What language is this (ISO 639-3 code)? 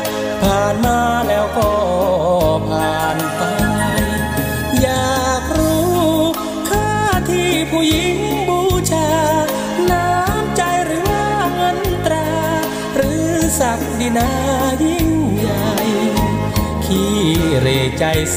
tha